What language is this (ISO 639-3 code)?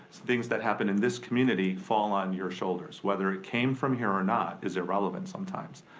eng